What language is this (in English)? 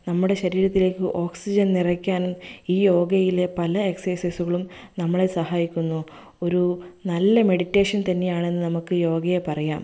Malayalam